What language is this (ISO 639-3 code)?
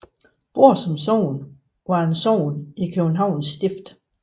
dan